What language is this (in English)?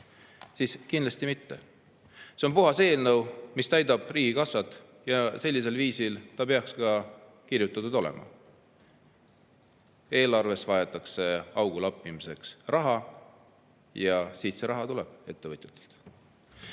Estonian